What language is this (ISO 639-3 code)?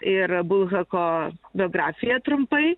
lit